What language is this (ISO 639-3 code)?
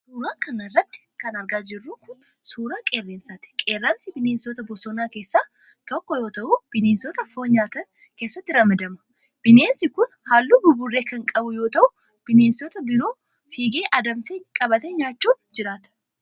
orm